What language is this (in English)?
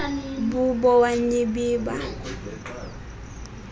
Xhosa